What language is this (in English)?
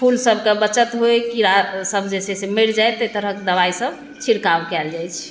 Maithili